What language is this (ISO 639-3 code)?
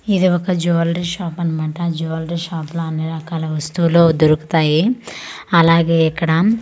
tel